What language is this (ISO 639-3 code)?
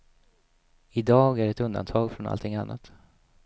swe